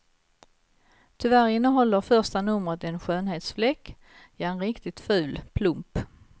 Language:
Swedish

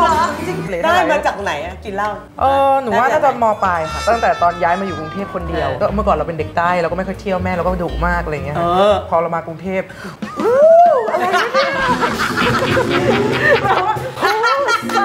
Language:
Thai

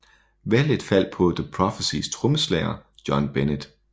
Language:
Danish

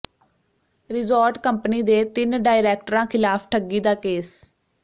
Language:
Punjabi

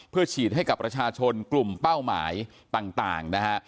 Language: Thai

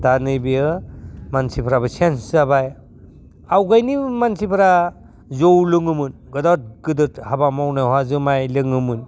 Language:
Bodo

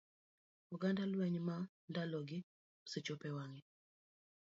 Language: Luo (Kenya and Tanzania)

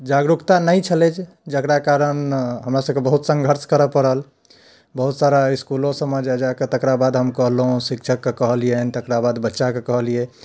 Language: Maithili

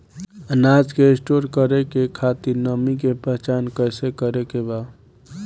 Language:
Bhojpuri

